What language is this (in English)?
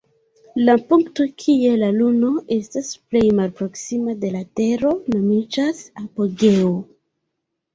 Esperanto